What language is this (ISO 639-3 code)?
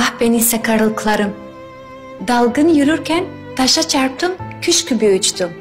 tur